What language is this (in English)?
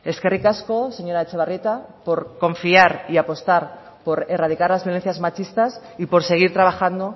Spanish